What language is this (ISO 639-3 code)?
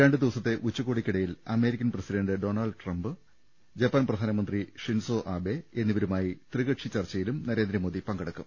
mal